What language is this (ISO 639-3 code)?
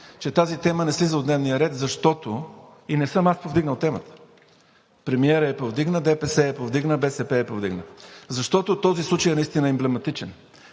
bul